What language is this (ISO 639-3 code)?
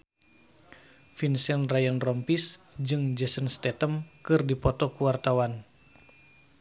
sun